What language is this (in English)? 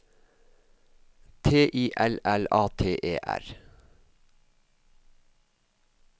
Norwegian